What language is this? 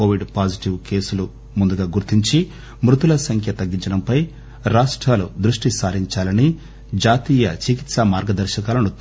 Telugu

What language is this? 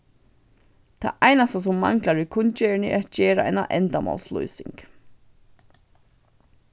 Faroese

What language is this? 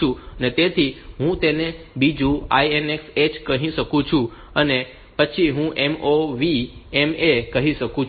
Gujarati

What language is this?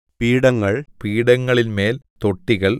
Malayalam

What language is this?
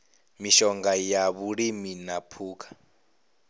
Venda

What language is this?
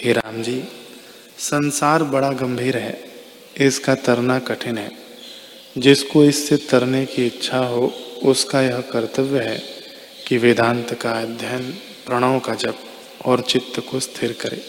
Hindi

